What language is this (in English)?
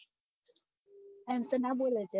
Gujarati